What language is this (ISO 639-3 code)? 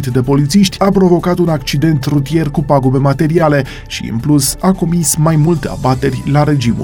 ron